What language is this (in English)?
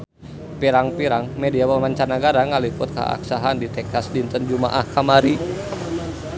Sundanese